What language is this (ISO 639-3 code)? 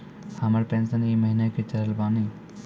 mai